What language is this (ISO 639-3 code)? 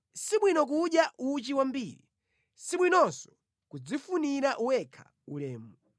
nya